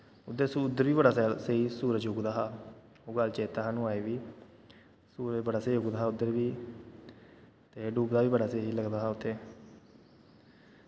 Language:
Dogri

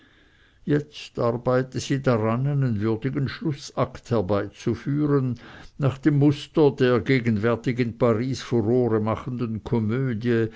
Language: German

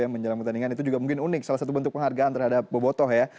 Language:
Indonesian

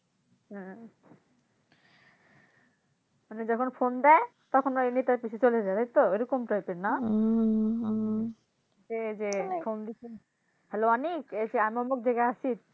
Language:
Bangla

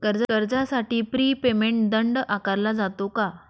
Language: Marathi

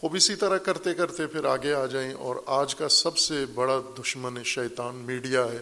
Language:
Urdu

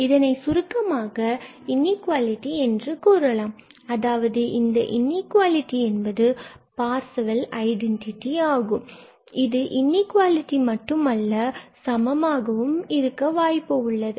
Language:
Tamil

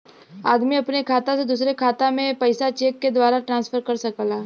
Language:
Bhojpuri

